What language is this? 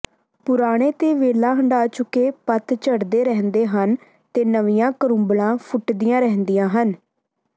Punjabi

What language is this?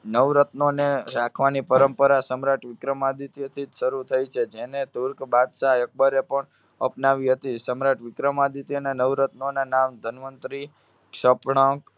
Gujarati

